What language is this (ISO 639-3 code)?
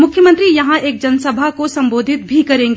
hin